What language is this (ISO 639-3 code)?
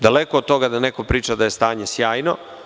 srp